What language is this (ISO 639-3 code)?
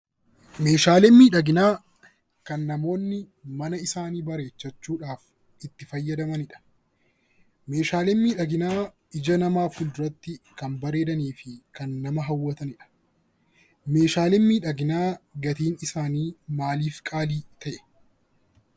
orm